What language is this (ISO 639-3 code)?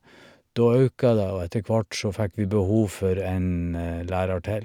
nor